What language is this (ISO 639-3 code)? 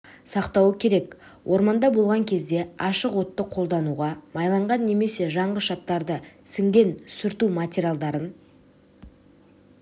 kaz